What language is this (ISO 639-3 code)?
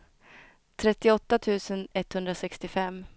swe